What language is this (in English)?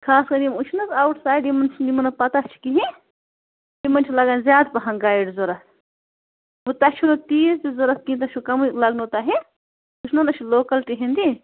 Kashmiri